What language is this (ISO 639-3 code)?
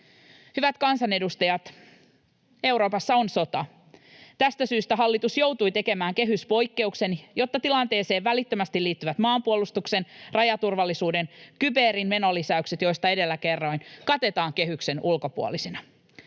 fin